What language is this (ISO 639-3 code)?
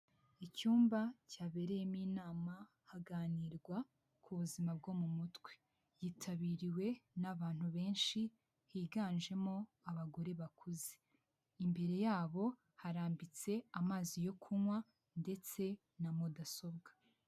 kin